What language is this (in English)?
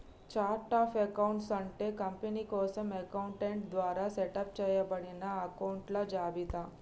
Telugu